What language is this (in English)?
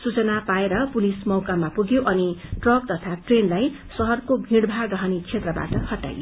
Nepali